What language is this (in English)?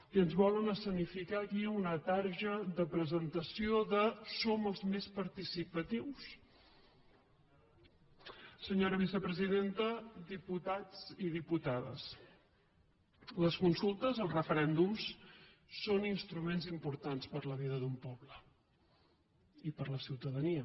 Catalan